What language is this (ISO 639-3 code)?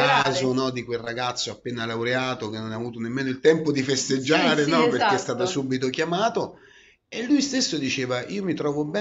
ita